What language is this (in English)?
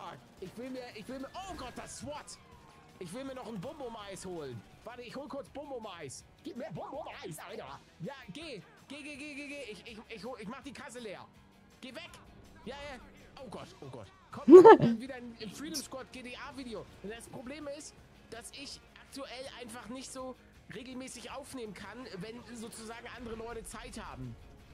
German